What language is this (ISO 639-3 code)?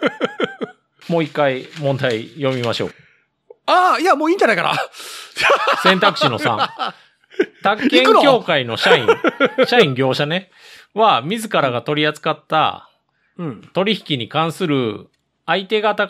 jpn